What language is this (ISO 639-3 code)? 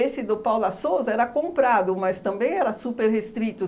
por